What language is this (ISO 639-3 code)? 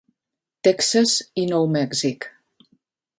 cat